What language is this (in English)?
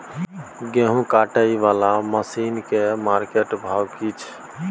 Maithili